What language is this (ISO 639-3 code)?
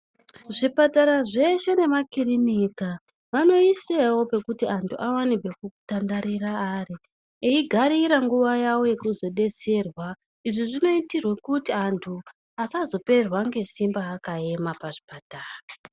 ndc